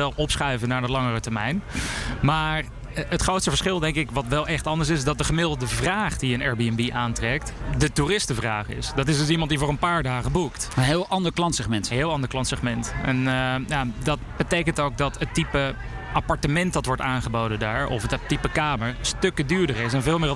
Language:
Dutch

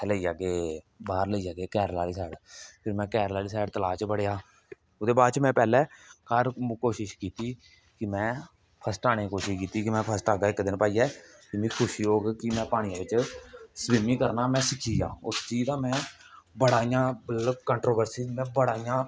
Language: Dogri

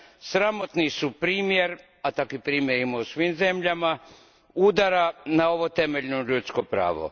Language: Croatian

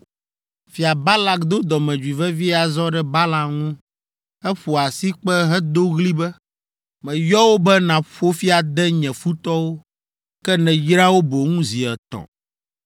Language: Ewe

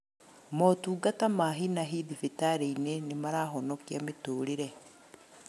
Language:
Kikuyu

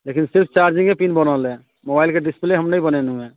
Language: Maithili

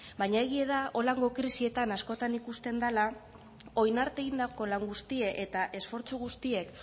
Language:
Basque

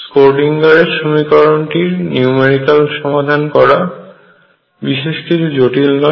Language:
Bangla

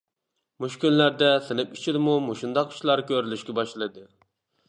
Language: Uyghur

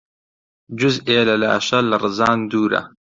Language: Central Kurdish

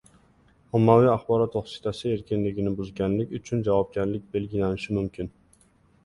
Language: Uzbek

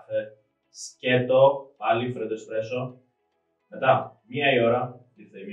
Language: Greek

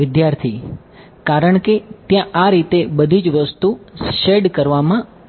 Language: Gujarati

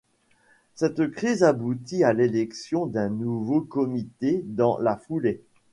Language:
French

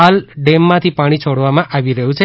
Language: Gujarati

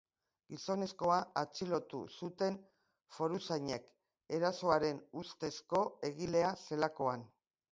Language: Basque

